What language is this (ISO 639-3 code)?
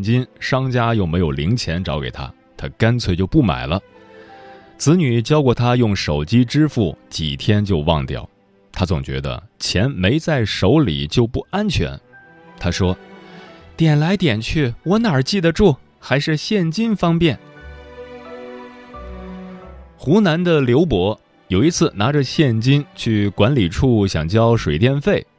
zho